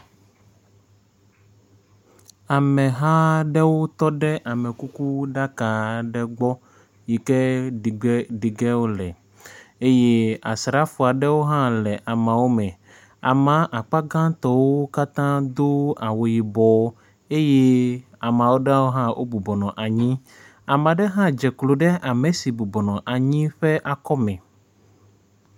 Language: Ewe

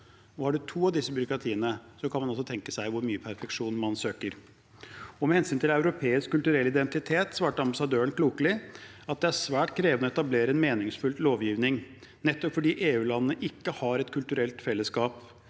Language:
Norwegian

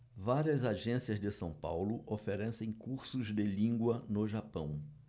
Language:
Portuguese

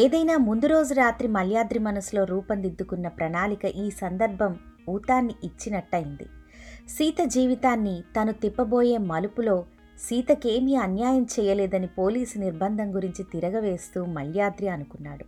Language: Telugu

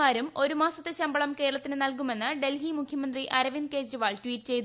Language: Malayalam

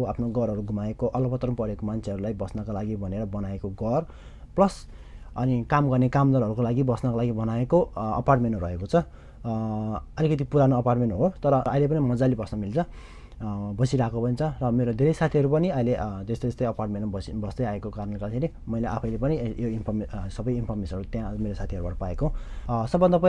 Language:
Japanese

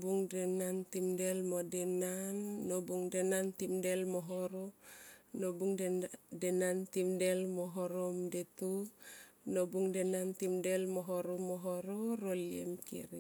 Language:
Tomoip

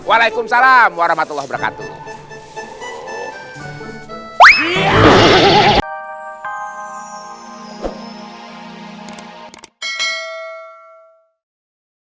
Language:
Indonesian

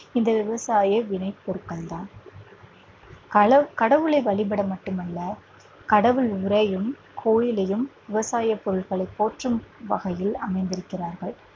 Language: Tamil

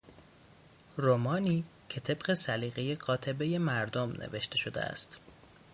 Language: Persian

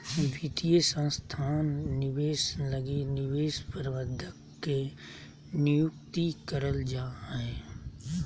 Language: Magahi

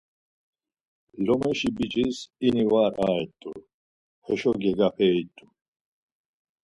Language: Laz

